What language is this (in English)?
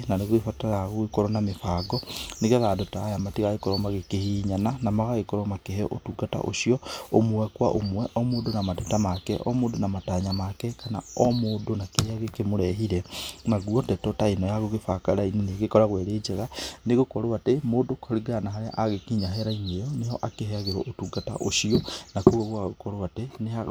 Kikuyu